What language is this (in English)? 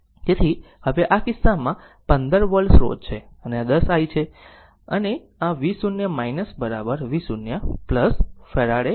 Gujarati